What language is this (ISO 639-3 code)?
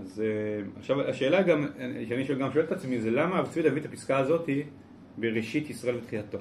heb